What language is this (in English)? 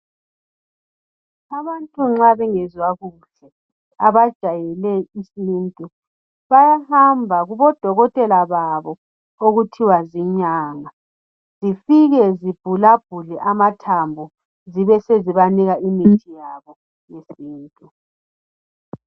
North Ndebele